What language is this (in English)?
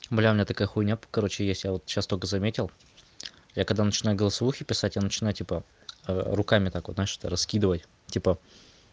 Russian